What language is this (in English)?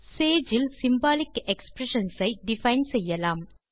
Tamil